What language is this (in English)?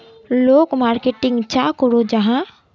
Magahi